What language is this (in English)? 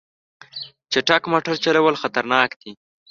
Pashto